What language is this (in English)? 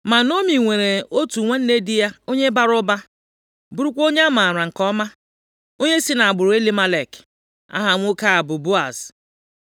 Igbo